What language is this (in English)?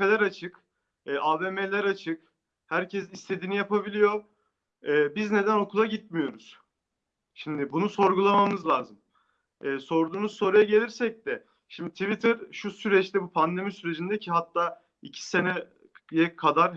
Turkish